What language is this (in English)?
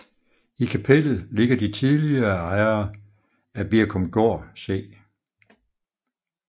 Danish